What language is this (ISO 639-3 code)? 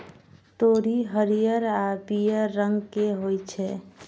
mai